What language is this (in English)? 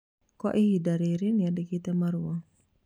Kikuyu